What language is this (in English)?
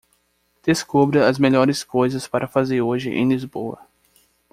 Portuguese